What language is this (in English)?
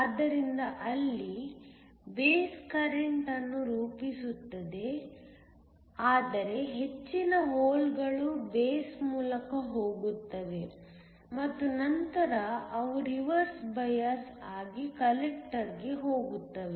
Kannada